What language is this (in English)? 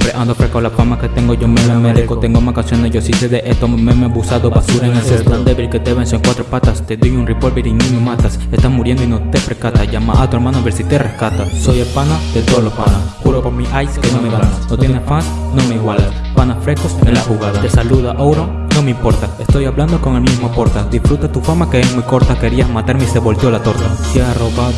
Spanish